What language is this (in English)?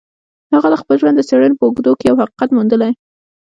Pashto